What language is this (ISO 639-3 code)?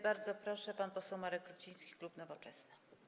pol